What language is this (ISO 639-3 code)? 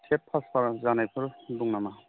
brx